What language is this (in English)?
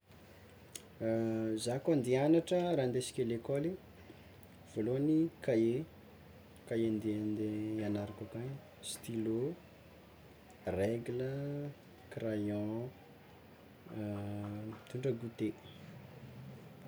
Tsimihety Malagasy